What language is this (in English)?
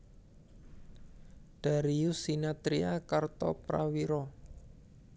Javanese